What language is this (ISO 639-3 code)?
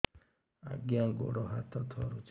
ori